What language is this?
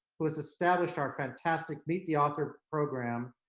English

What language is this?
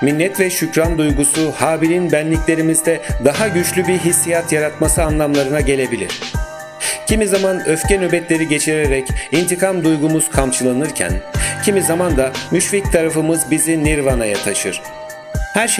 Turkish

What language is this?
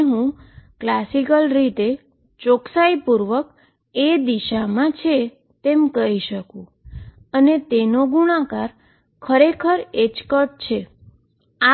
Gujarati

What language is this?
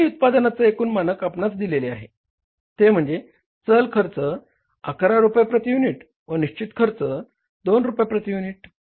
Marathi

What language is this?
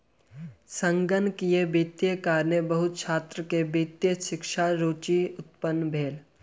Maithili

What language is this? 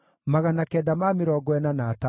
Kikuyu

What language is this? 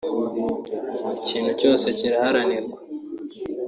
Kinyarwanda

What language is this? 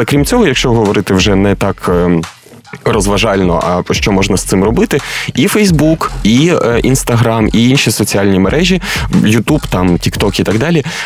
Ukrainian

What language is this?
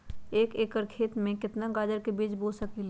Magahi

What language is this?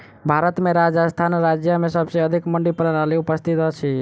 Maithili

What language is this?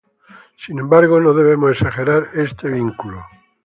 Spanish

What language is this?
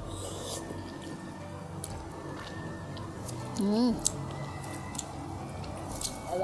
Thai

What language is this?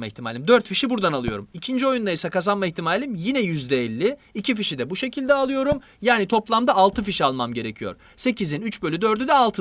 Turkish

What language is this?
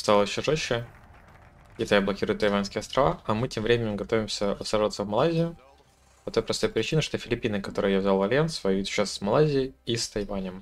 Russian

